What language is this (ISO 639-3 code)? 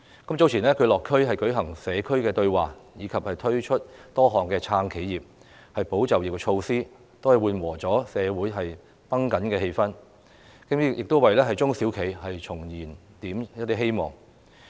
yue